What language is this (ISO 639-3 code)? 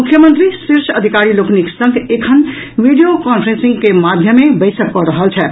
mai